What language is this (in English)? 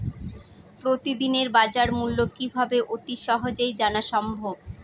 Bangla